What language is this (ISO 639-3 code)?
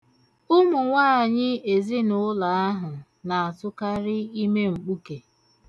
ibo